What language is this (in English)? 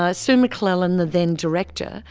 English